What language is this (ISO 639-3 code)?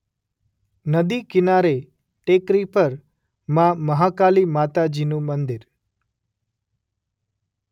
guj